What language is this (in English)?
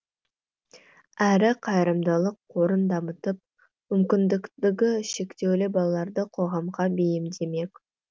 Kazakh